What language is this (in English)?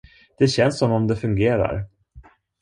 Swedish